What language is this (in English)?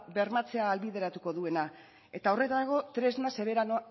Basque